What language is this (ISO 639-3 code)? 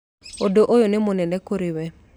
kik